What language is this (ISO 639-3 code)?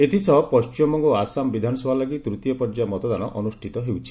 ori